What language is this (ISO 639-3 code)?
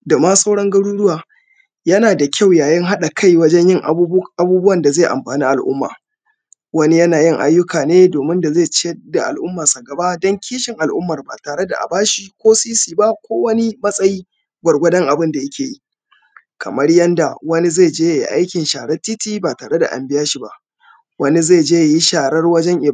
hau